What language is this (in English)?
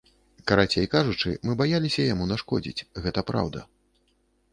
Belarusian